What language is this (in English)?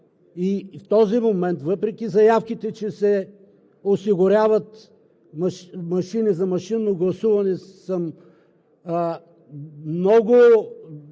Bulgarian